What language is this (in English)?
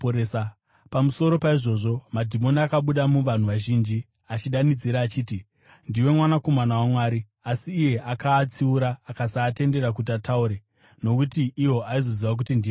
Shona